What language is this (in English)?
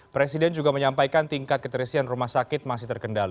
Indonesian